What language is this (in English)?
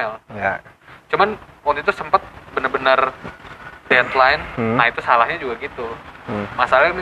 Indonesian